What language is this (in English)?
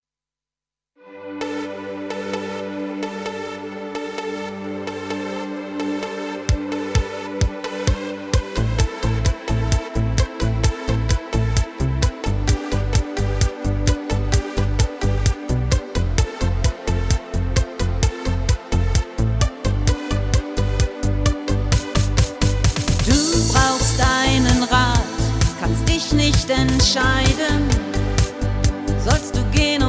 German